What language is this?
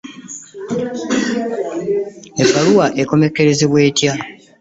Ganda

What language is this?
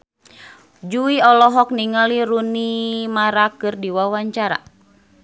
Sundanese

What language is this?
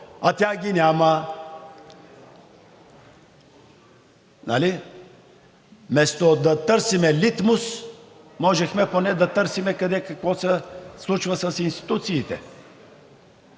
Bulgarian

